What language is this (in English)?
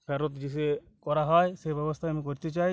Bangla